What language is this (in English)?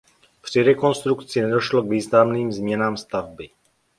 Czech